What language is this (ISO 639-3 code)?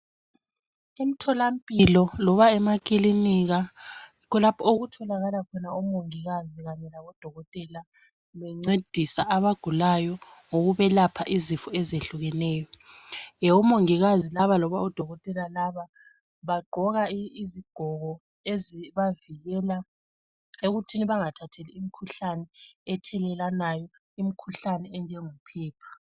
nde